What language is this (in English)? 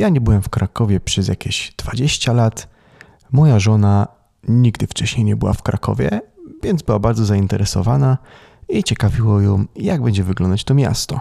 Polish